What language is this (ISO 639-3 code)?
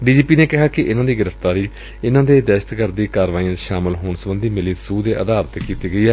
pan